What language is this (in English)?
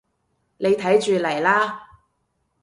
Cantonese